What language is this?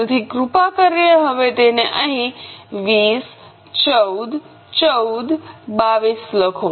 Gujarati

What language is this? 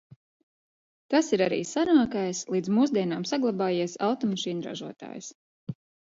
Latvian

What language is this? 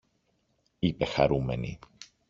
Greek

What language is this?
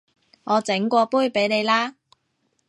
Cantonese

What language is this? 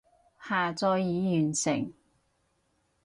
Cantonese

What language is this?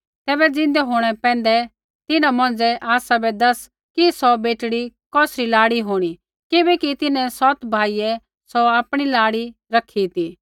Kullu Pahari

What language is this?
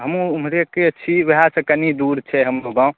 Maithili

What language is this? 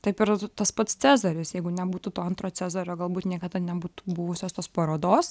Lithuanian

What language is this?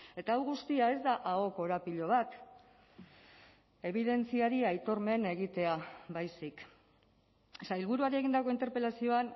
Basque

